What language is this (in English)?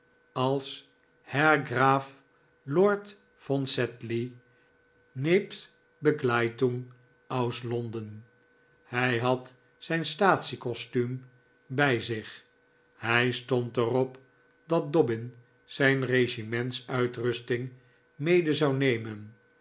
Dutch